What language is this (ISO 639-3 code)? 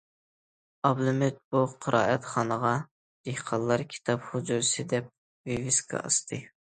uig